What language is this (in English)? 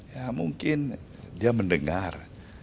Indonesian